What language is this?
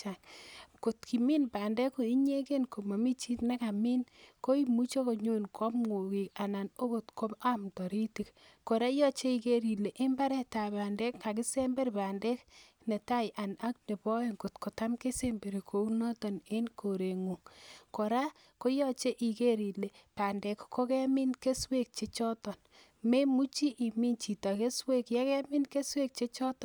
Kalenjin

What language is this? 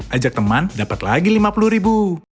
Indonesian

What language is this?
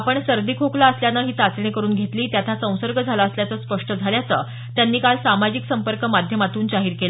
Marathi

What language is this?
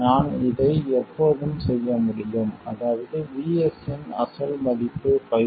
Tamil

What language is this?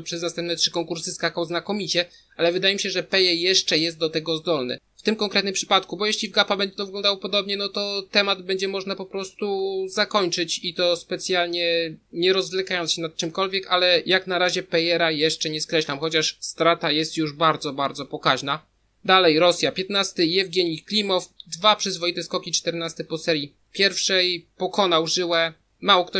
Polish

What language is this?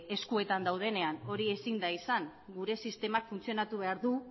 Basque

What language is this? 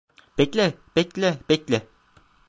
Turkish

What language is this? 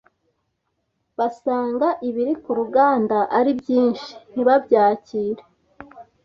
Kinyarwanda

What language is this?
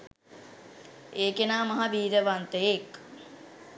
Sinhala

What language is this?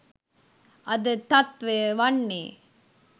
Sinhala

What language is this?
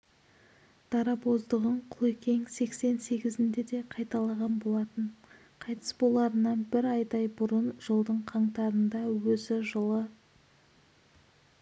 Kazakh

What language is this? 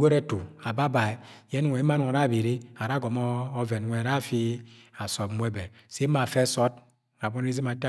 Agwagwune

